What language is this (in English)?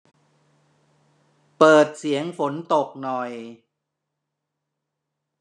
Thai